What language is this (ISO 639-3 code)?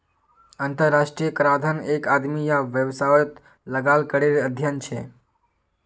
mag